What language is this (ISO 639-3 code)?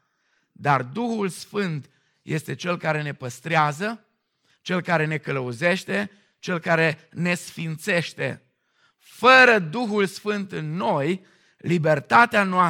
ron